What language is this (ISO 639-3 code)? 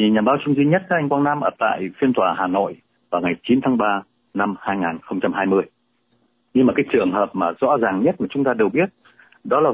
vie